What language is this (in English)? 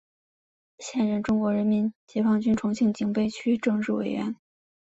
Chinese